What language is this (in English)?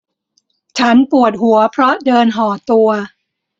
Thai